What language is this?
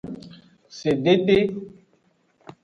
Aja (Benin)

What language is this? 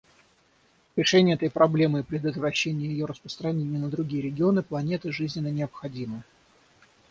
Russian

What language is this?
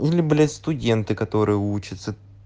Russian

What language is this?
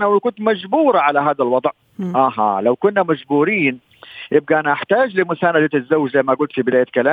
Arabic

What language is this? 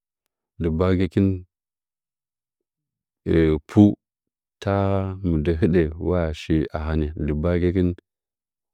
Nzanyi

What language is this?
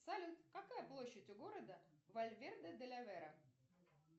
Russian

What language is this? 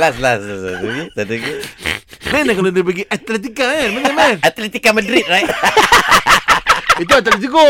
Malay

